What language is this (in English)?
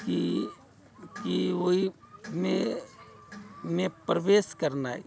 Maithili